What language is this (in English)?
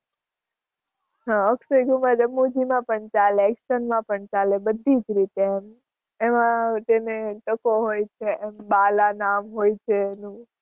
Gujarati